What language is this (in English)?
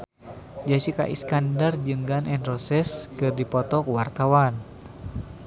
Sundanese